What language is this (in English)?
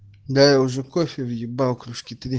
Russian